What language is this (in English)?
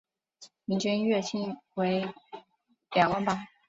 Chinese